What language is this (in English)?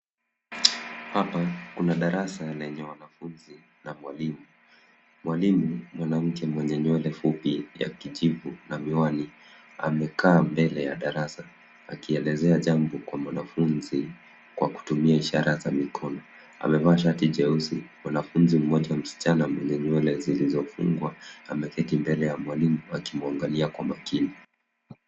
Swahili